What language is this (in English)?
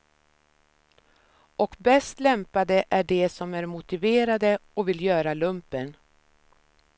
Swedish